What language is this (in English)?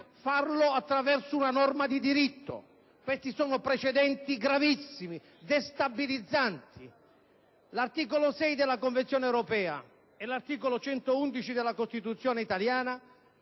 Italian